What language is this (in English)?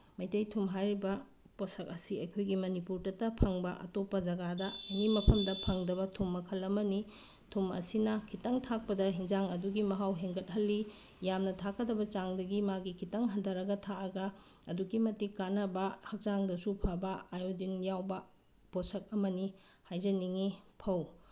Manipuri